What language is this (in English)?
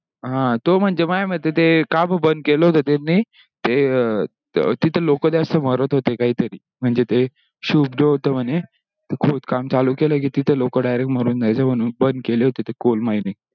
Marathi